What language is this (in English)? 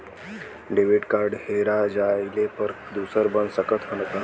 Bhojpuri